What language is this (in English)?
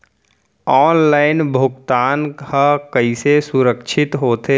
Chhattisgarhi